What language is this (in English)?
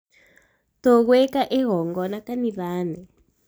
Kikuyu